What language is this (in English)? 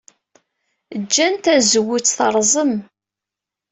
Kabyle